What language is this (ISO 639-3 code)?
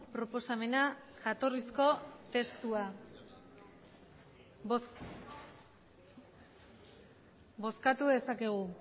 eus